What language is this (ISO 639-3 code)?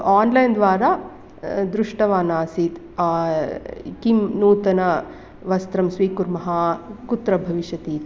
san